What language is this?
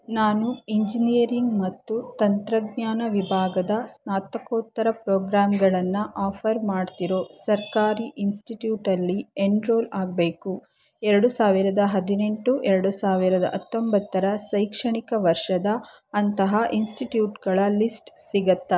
Kannada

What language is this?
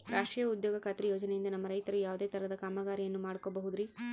Kannada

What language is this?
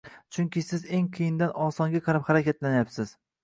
Uzbek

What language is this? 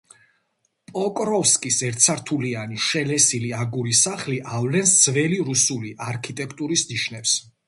Georgian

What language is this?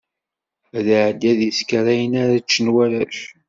Kabyle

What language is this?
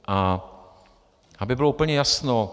Czech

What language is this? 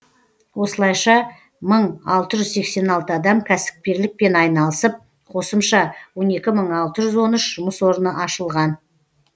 Kazakh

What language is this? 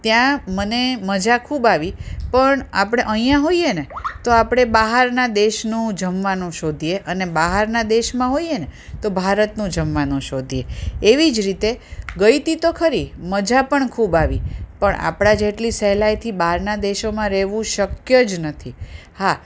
Gujarati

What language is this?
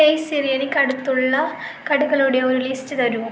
Malayalam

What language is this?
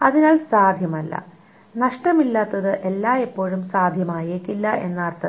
Malayalam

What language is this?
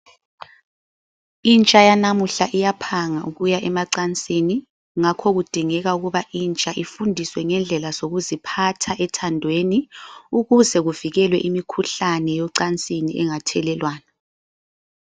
North Ndebele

